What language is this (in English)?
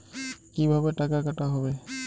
Bangla